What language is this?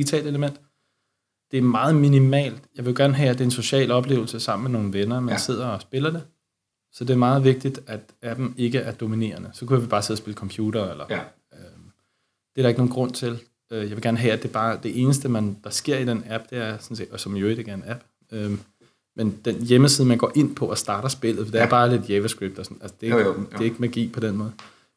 Danish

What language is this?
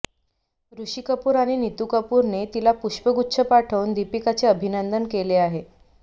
Marathi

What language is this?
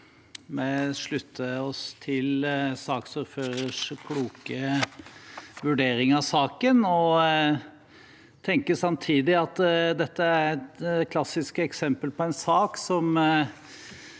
Norwegian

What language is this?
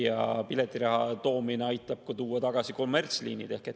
Estonian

